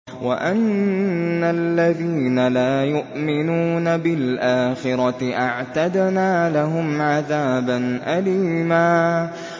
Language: Arabic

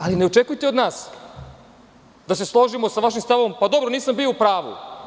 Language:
Serbian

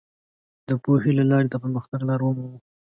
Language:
Pashto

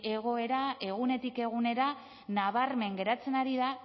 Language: Basque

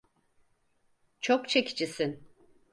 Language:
Turkish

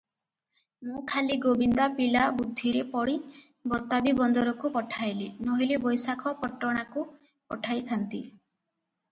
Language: Odia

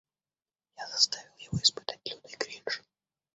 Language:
Russian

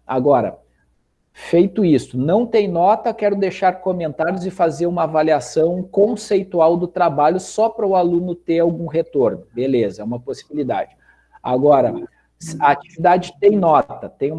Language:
Portuguese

